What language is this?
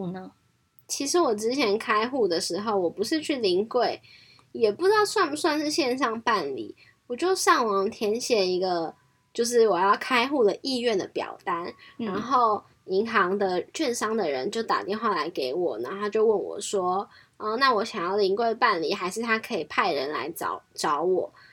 Chinese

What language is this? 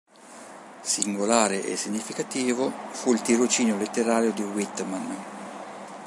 Italian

